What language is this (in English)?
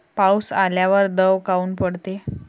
Marathi